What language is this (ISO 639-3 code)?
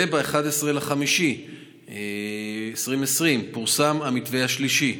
heb